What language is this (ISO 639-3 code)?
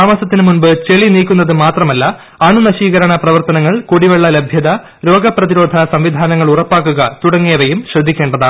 mal